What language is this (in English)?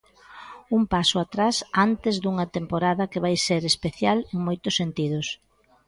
Galician